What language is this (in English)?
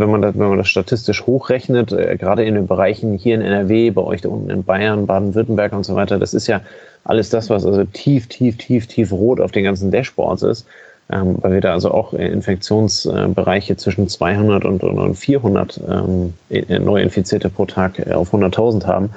German